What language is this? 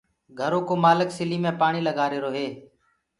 Gurgula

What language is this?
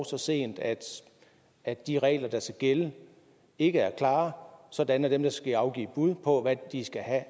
Danish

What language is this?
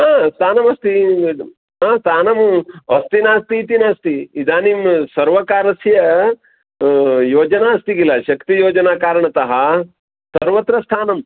Sanskrit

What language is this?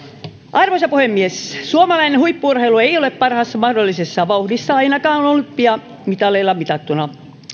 Finnish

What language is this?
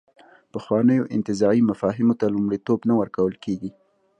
Pashto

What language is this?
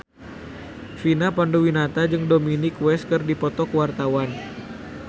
Sundanese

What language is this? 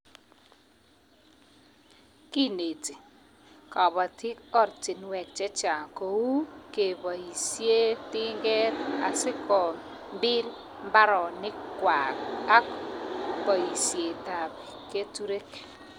Kalenjin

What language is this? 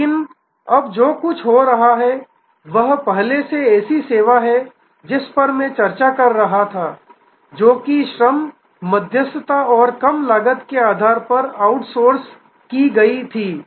Hindi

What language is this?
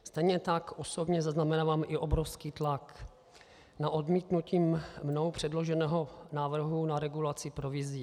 Czech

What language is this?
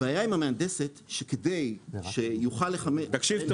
Hebrew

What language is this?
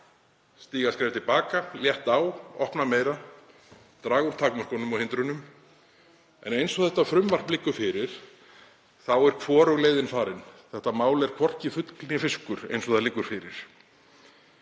Icelandic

